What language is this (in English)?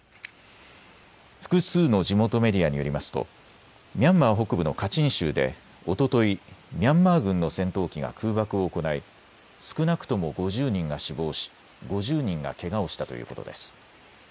Japanese